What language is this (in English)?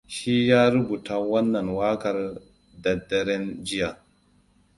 Hausa